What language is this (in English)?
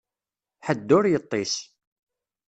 Kabyle